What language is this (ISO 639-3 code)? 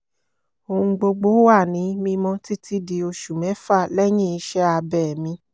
yor